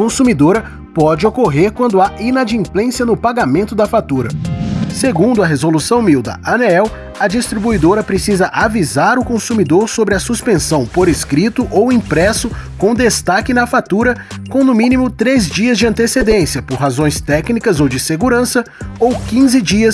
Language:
Portuguese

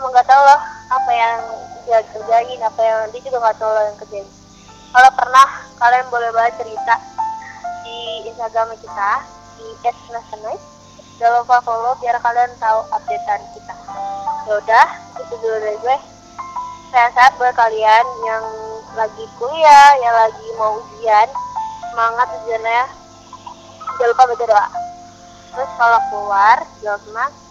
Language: Indonesian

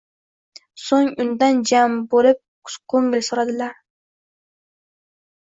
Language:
Uzbek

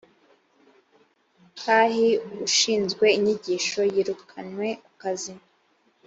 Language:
Kinyarwanda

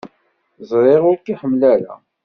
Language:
Kabyle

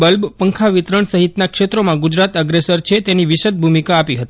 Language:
Gujarati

